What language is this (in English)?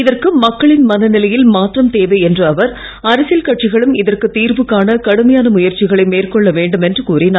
Tamil